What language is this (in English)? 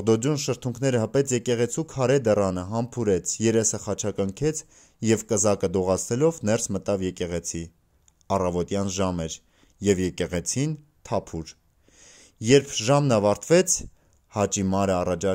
Romanian